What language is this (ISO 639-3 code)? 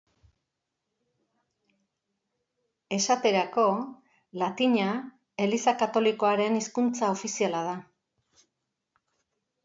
eus